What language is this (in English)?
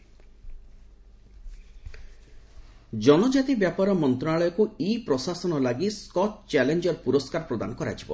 Odia